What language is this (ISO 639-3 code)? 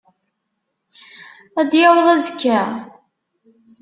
kab